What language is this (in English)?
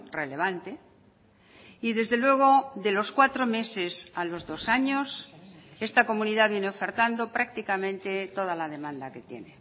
Spanish